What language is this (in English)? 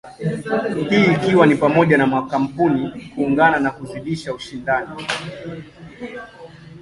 Swahili